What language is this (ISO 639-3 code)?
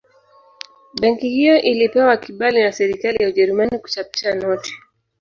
swa